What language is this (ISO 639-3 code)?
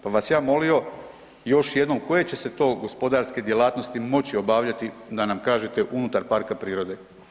hrv